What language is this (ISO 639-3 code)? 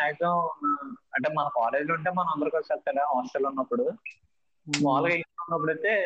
tel